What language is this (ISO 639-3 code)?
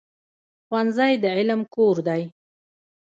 pus